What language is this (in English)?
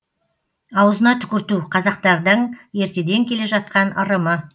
Kazakh